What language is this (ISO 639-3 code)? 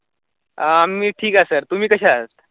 mar